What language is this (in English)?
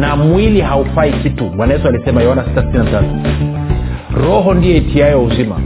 Swahili